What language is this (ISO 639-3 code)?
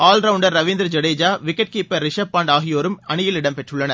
tam